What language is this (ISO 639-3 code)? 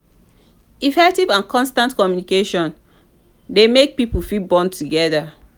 pcm